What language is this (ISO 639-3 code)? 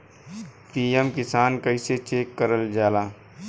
bho